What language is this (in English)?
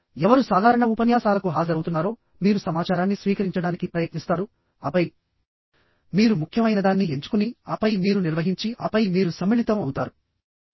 Telugu